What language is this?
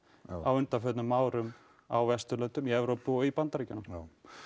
Icelandic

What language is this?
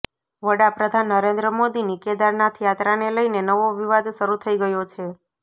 Gujarati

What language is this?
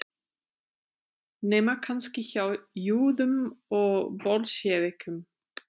Icelandic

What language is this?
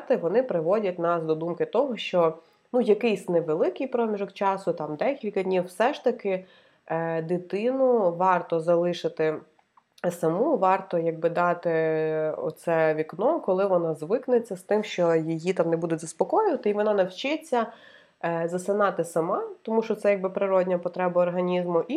Ukrainian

